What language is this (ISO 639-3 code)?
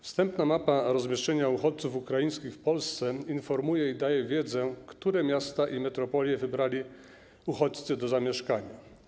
pol